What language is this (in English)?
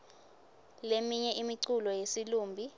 Swati